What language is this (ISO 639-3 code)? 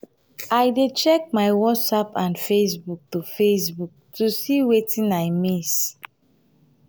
pcm